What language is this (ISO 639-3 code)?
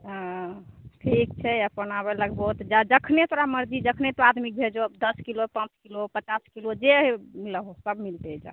mai